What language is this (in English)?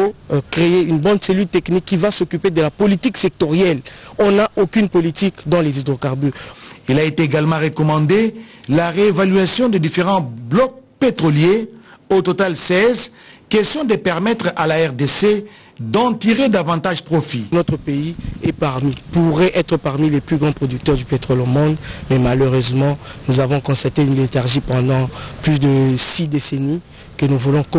French